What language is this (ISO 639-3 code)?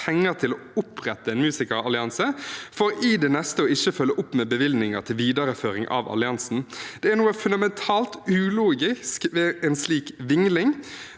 nor